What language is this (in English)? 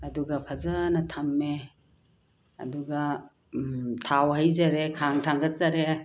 Manipuri